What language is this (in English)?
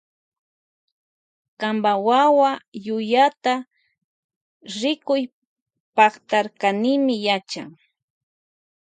Loja Highland Quichua